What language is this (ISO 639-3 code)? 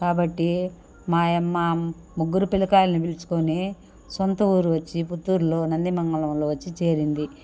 tel